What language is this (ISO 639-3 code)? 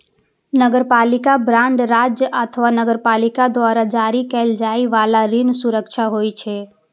mai